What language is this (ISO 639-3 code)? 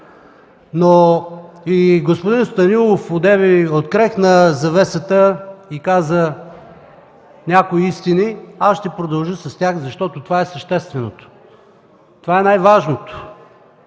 bul